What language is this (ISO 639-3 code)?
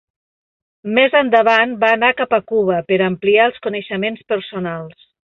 cat